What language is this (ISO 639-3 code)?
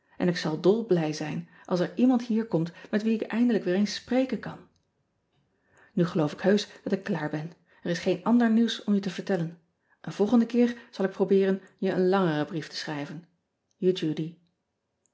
nld